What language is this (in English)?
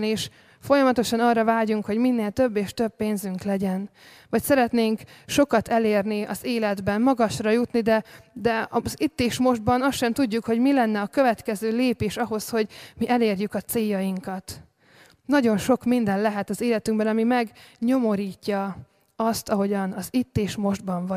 Hungarian